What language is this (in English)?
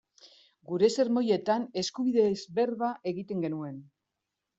Basque